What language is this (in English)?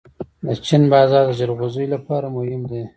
Pashto